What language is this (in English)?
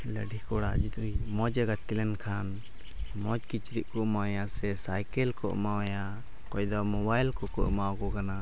Santali